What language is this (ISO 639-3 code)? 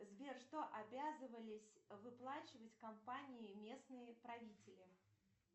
rus